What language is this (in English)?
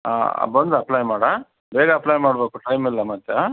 Kannada